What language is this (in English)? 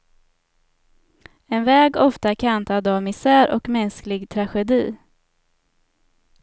Swedish